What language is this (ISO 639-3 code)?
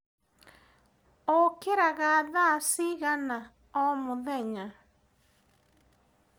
kik